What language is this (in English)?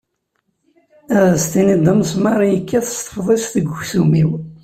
Kabyle